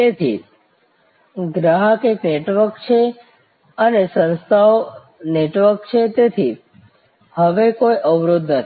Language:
Gujarati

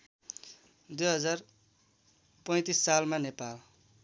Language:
Nepali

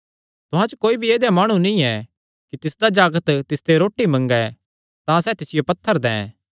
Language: Kangri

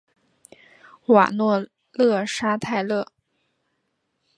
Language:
Chinese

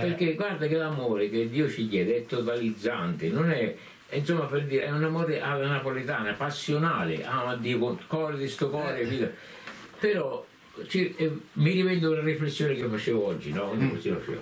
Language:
Italian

